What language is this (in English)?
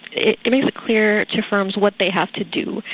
English